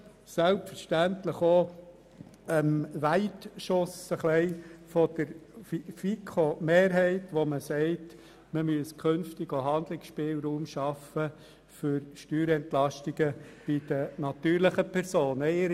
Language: Swiss German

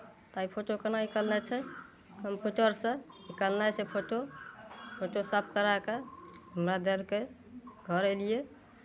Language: Maithili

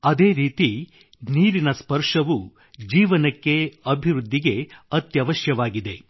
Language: Kannada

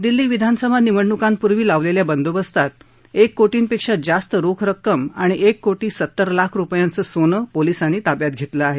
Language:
Marathi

